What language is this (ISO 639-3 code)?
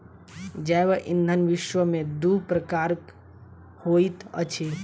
mai